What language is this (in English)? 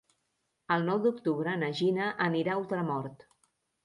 Catalan